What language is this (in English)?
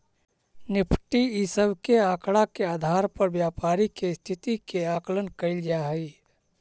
Magahi